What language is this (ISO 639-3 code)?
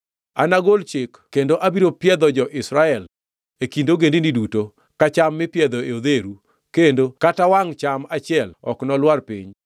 luo